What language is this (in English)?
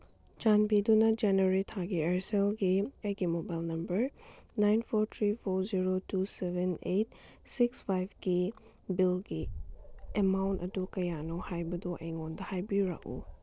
Manipuri